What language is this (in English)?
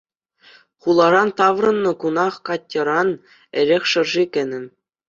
Chuvash